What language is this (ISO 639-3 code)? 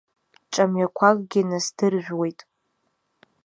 abk